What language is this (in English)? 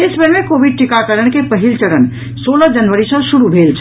Maithili